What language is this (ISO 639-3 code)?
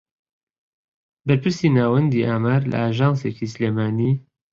ckb